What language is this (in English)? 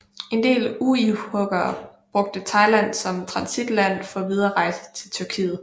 Danish